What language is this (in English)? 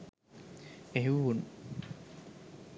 Sinhala